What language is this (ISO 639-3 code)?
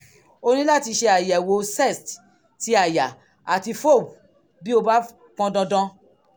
yor